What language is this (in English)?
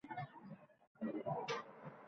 Uzbek